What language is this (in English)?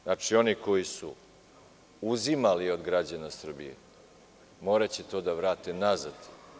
Serbian